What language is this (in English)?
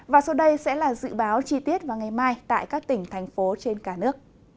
Vietnamese